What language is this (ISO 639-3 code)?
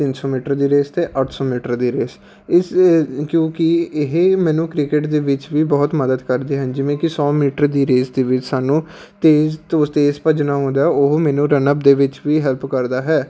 pan